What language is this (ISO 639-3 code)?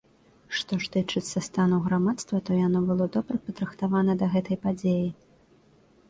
bel